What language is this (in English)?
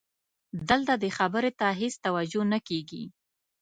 Pashto